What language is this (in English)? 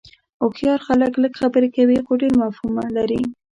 Pashto